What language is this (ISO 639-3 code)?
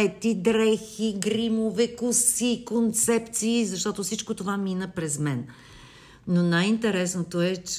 bul